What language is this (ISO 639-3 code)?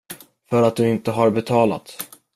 swe